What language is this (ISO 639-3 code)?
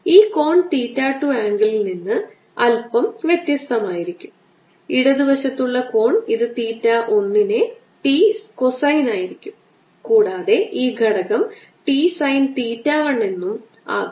mal